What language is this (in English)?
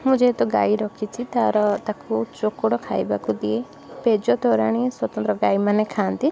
Odia